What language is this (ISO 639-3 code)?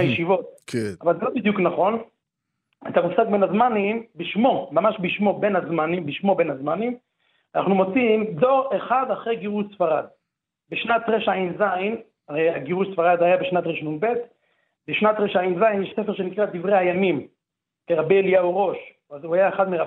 heb